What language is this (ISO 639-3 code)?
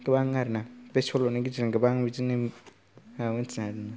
brx